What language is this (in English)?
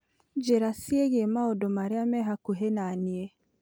Kikuyu